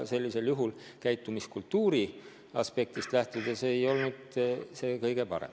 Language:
Estonian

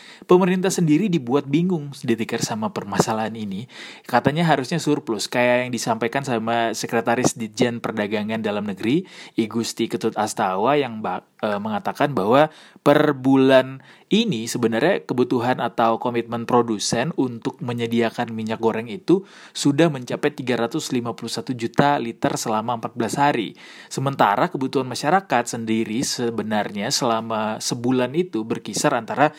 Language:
Indonesian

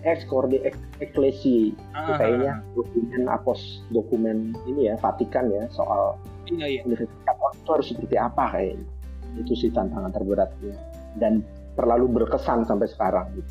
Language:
Indonesian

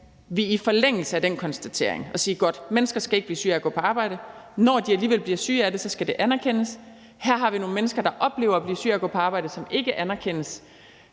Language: Danish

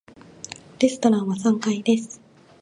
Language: Japanese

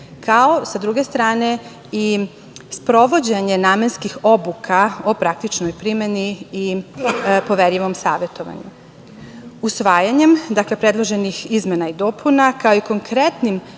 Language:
Serbian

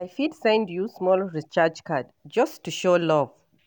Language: Nigerian Pidgin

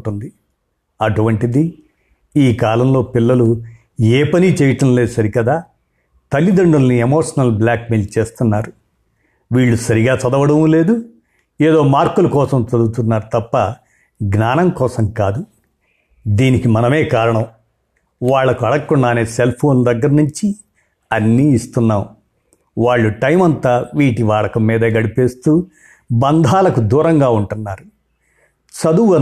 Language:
Telugu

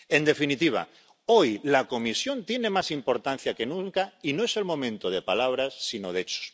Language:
Spanish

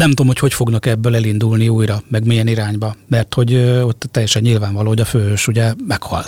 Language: Hungarian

